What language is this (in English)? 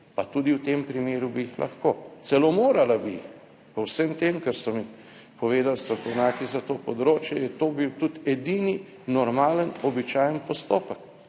Slovenian